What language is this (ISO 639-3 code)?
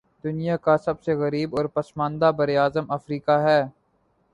urd